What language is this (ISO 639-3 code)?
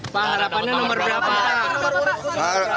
ind